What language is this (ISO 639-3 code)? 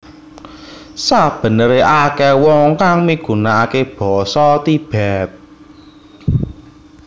jav